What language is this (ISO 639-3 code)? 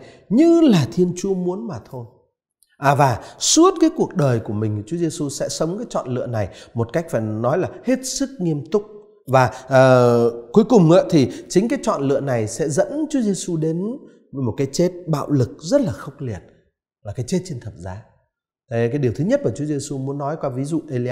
vie